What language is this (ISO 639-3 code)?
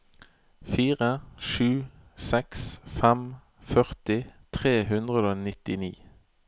nor